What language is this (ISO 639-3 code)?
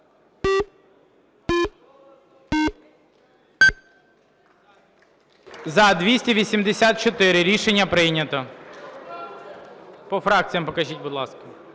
ukr